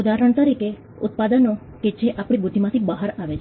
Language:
Gujarati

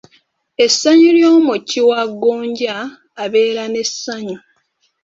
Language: Ganda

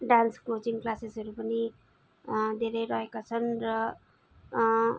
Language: Nepali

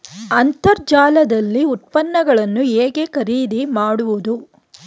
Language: Kannada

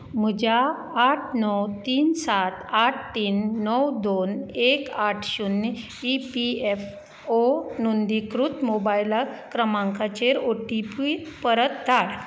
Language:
Konkani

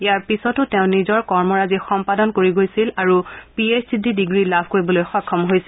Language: Assamese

